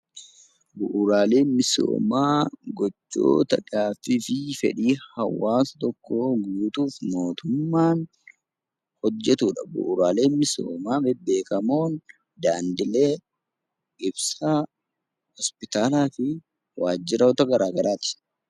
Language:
Oromo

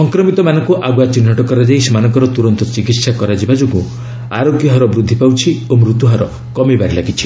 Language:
Odia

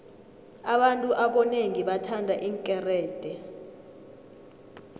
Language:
South Ndebele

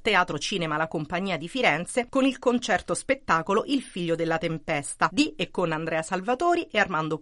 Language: Italian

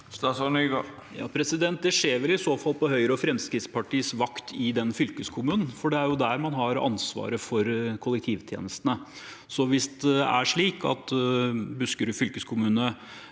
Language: Norwegian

